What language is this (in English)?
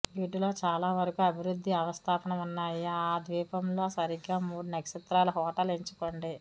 Telugu